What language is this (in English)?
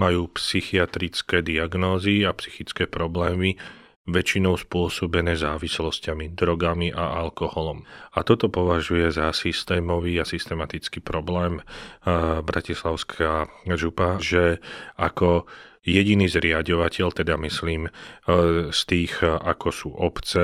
Slovak